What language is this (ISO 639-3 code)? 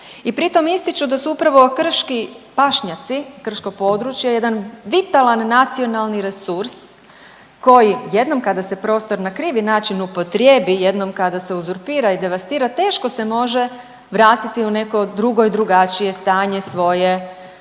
hrv